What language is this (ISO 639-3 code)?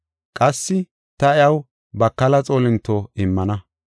gof